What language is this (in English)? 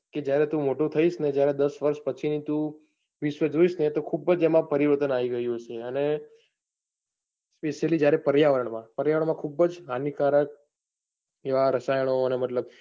Gujarati